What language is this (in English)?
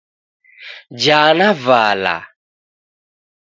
Taita